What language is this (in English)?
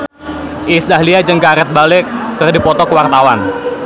Sundanese